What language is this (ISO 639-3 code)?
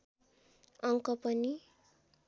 nep